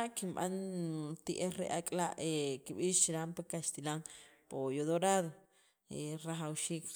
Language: Sacapulteco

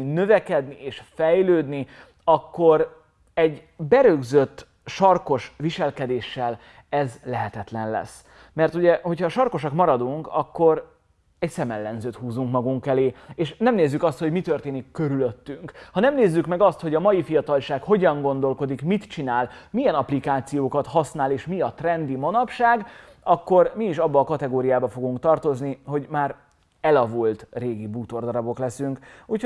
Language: Hungarian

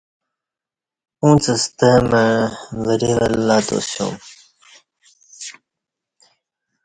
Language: Kati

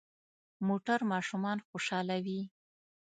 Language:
Pashto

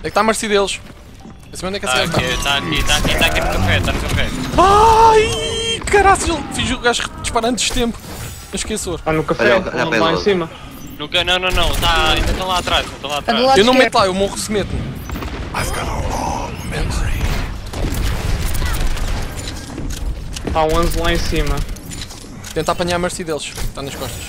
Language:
Portuguese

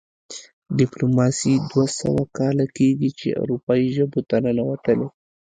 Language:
Pashto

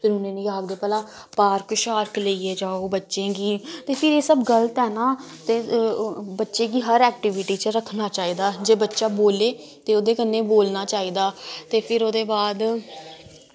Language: Dogri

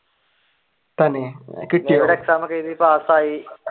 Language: Malayalam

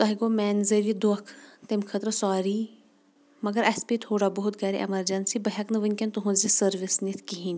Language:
Kashmiri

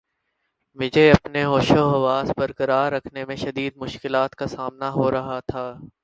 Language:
Urdu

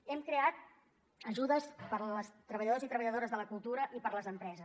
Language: Catalan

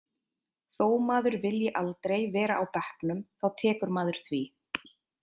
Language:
Icelandic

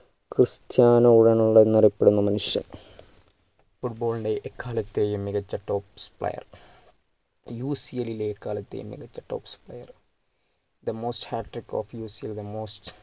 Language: Malayalam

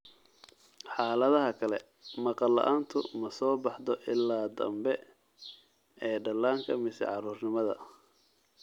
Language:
Somali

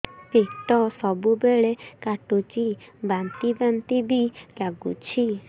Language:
Odia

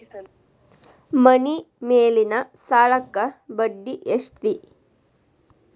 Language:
Kannada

